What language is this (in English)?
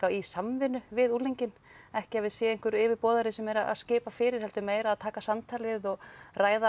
Icelandic